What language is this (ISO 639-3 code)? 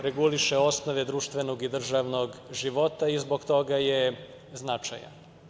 srp